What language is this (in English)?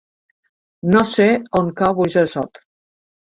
Catalan